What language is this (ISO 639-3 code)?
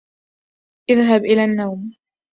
ara